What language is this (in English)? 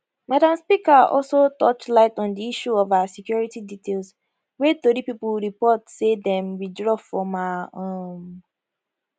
Nigerian Pidgin